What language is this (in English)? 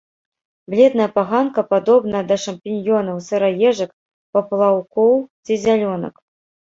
Belarusian